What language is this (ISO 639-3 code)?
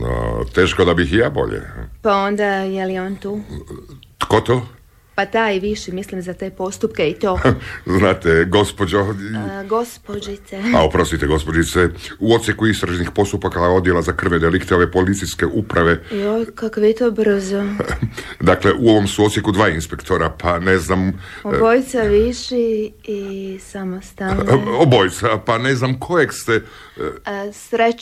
hrv